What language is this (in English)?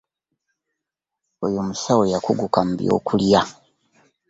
Ganda